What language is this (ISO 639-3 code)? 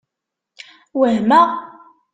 kab